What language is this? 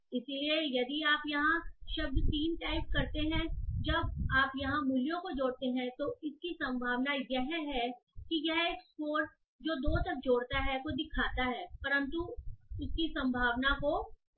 Hindi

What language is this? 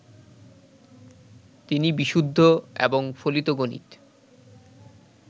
Bangla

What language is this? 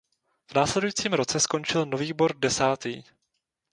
Czech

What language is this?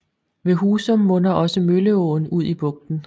Danish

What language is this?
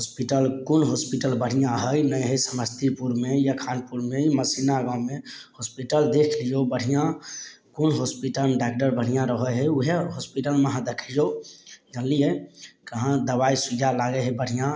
Maithili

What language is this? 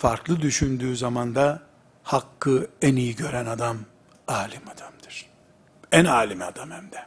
Turkish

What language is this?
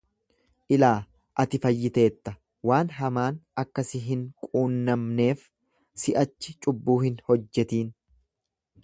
Oromo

